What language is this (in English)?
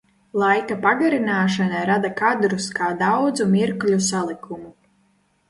Latvian